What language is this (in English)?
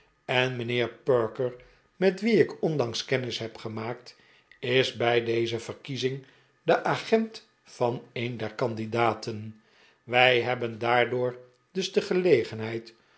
Dutch